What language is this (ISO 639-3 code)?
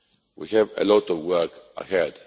eng